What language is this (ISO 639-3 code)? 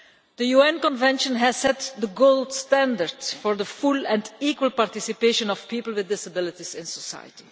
eng